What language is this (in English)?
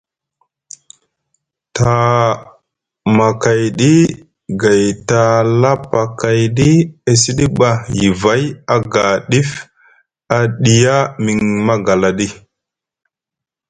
Musgu